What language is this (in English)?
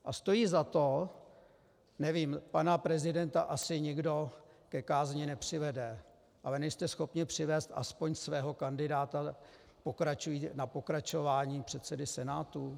Czech